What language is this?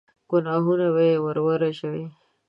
Pashto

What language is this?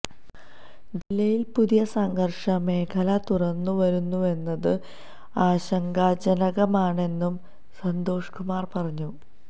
Malayalam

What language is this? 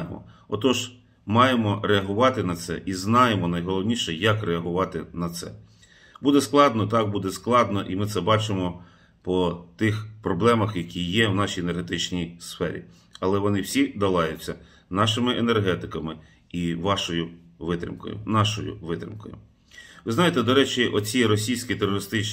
Ukrainian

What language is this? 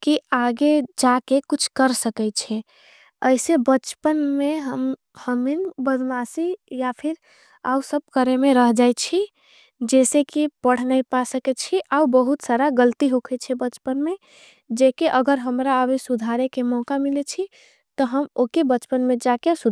Angika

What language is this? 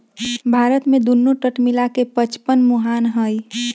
Magahi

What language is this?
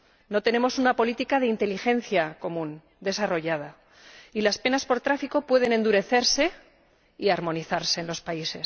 Spanish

